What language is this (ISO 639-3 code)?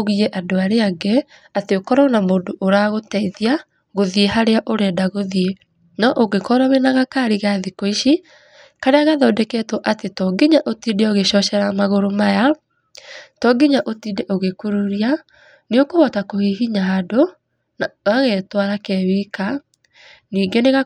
kik